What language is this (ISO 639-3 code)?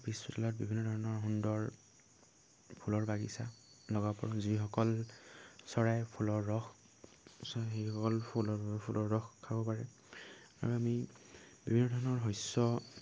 asm